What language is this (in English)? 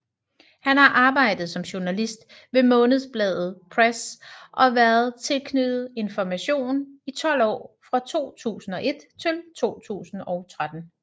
Danish